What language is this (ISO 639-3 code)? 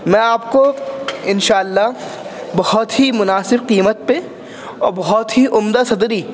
urd